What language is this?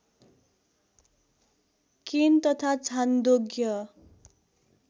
Nepali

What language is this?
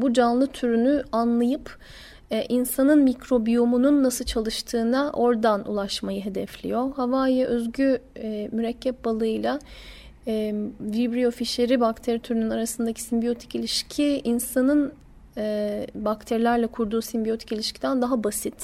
Turkish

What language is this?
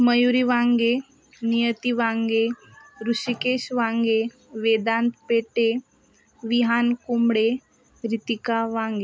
Marathi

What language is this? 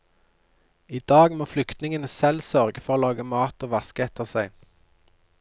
Norwegian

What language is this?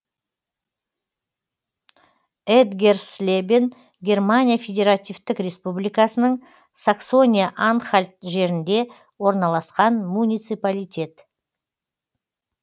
Kazakh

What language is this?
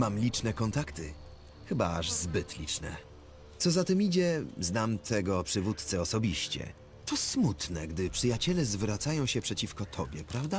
Polish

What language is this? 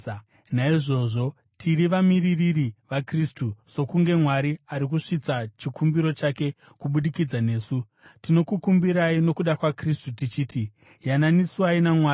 Shona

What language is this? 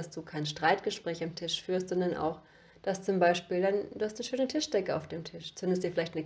German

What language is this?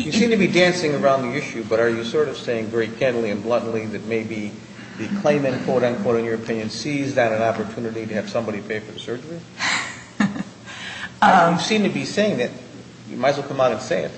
English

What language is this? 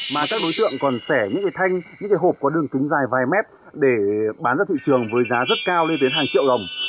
Vietnamese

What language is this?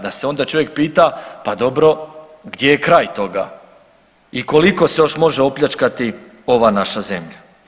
Croatian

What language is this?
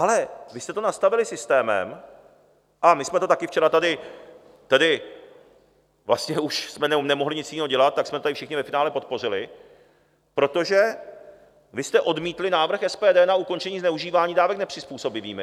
Czech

